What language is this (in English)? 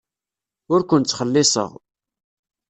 Kabyle